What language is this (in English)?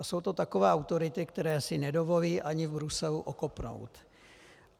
Czech